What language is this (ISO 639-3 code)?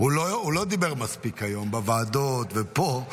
heb